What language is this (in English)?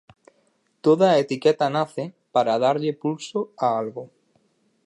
Galician